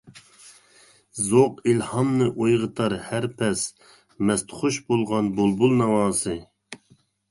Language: Uyghur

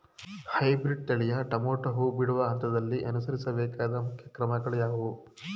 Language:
Kannada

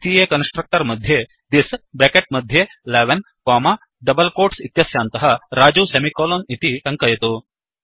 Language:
Sanskrit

